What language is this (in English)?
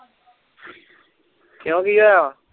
Punjabi